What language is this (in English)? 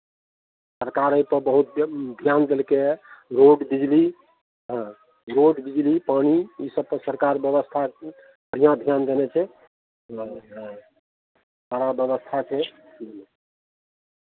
Maithili